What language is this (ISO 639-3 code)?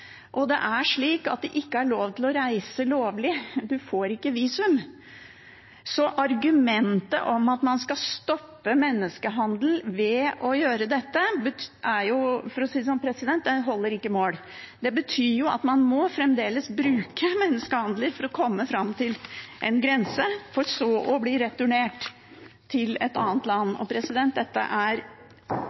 nob